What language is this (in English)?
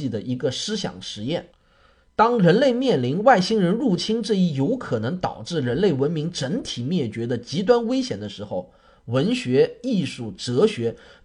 Chinese